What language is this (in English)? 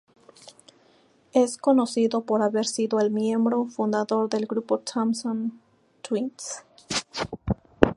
Spanish